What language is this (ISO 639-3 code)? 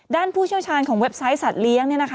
tha